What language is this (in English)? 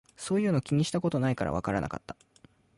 Japanese